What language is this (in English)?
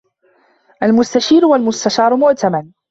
Arabic